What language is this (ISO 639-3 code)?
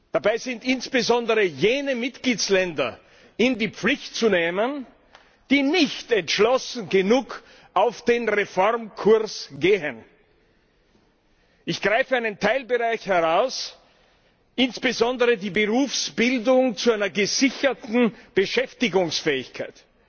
deu